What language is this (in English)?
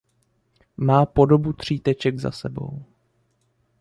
Czech